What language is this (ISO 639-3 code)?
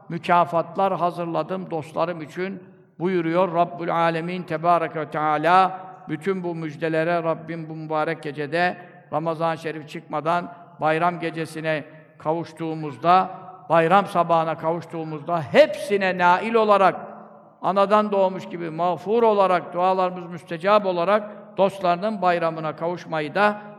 tur